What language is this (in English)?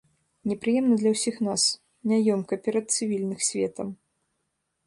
Belarusian